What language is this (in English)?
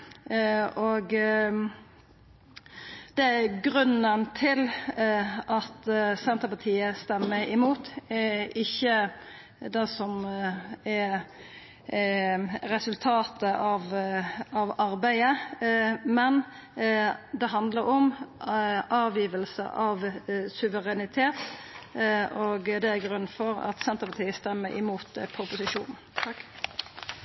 Norwegian Nynorsk